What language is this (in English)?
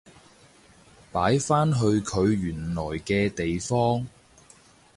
Cantonese